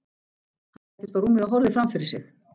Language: Icelandic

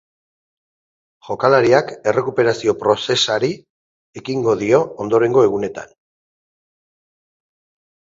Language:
Basque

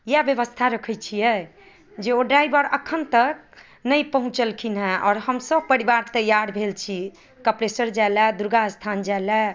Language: Maithili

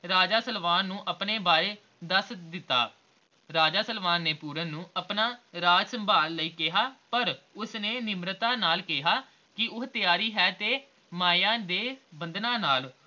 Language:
Punjabi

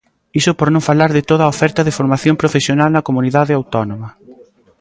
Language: Galician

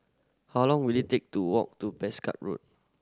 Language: English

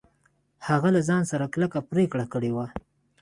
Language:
Pashto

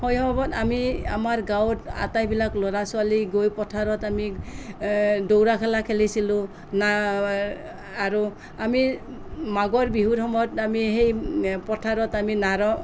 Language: Assamese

